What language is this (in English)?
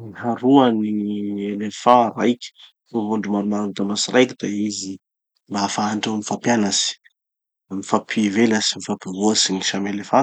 Tanosy Malagasy